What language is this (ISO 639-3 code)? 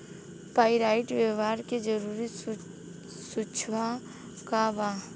bho